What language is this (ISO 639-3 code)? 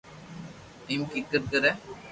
lrk